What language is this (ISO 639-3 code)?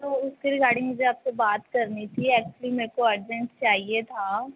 pan